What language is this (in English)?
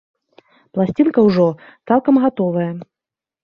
Belarusian